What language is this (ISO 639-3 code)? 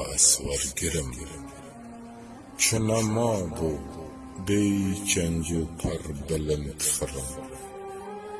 tur